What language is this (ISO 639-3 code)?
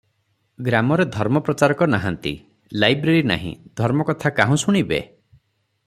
ori